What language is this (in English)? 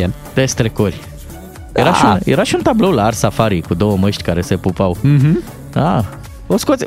Romanian